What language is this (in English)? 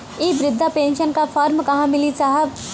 Bhojpuri